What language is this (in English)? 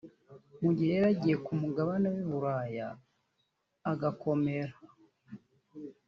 Kinyarwanda